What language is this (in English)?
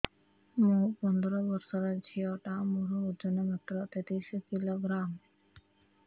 Odia